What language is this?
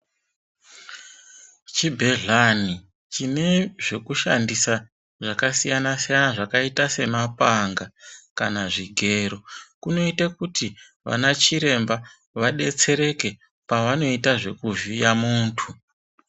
Ndau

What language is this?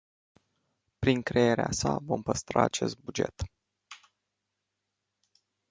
Romanian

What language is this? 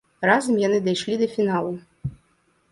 Belarusian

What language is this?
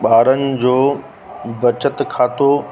Sindhi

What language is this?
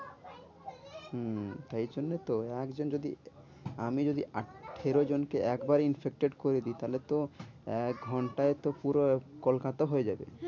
Bangla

